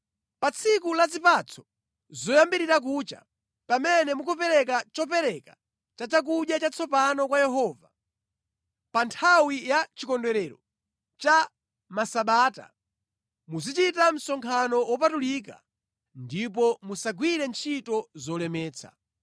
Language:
Nyanja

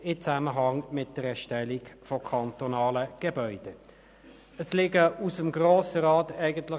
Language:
Swiss German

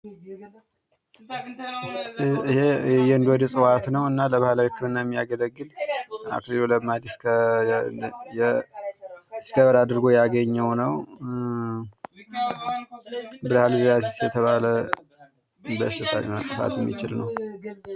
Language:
Amharic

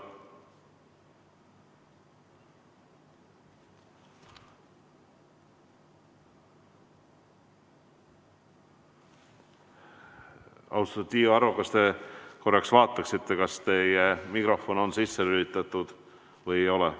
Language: Estonian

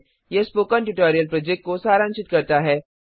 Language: Hindi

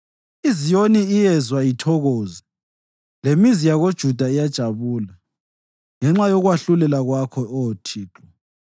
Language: North Ndebele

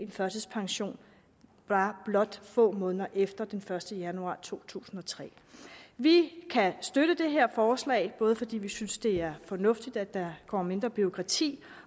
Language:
Danish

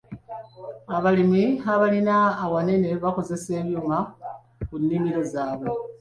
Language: Ganda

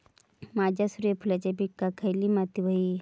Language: Marathi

